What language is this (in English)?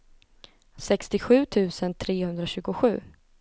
Swedish